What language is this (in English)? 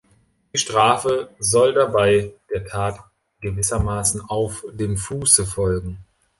German